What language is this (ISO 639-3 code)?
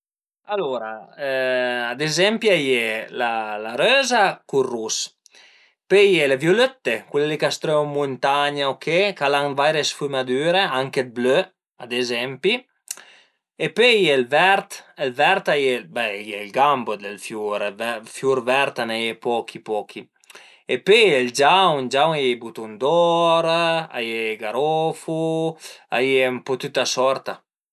pms